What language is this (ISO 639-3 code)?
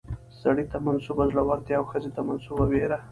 pus